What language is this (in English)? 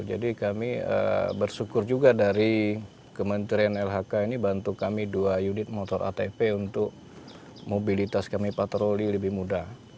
Indonesian